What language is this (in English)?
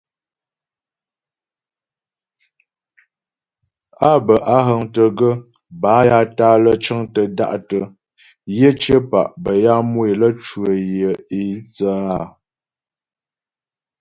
Ghomala